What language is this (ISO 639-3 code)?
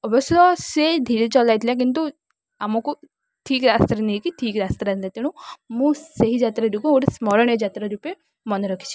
ori